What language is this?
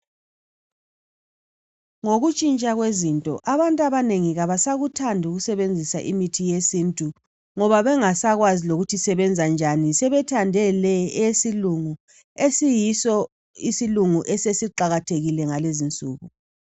North Ndebele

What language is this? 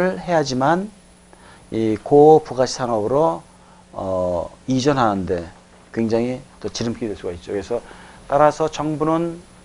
Korean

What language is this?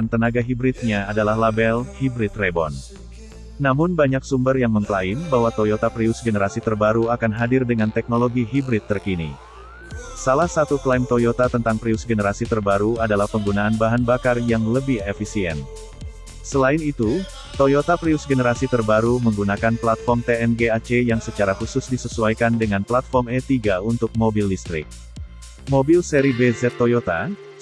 Indonesian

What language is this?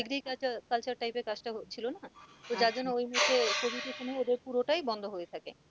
Bangla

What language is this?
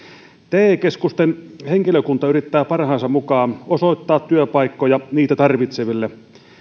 Finnish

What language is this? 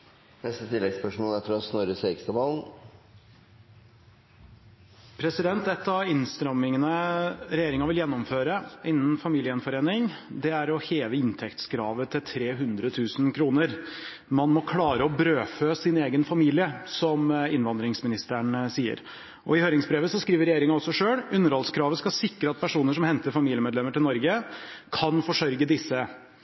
Norwegian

